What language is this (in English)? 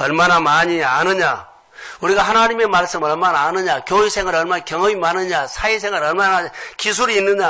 Korean